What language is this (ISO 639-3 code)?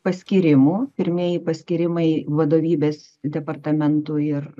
lit